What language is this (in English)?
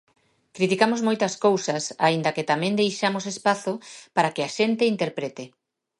Galician